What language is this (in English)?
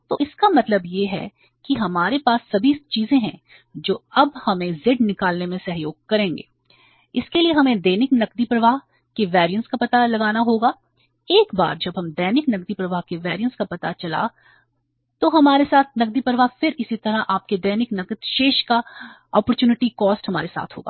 Hindi